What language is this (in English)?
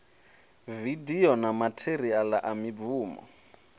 Venda